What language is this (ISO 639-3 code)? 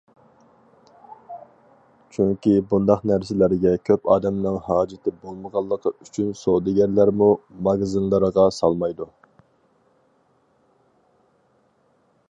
uig